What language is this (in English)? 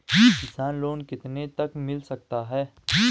Hindi